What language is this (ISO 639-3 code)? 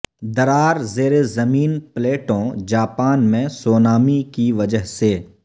urd